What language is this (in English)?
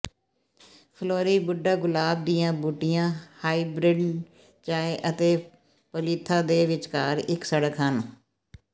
Punjabi